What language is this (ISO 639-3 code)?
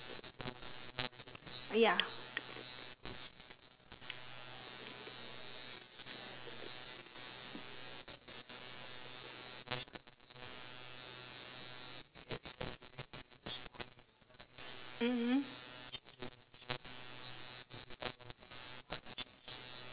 eng